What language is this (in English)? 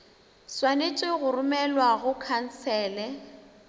Northern Sotho